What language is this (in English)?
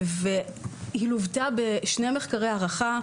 Hebrew